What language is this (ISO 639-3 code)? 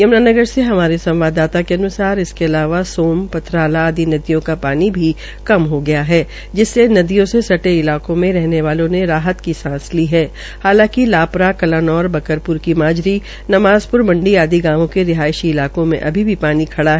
hin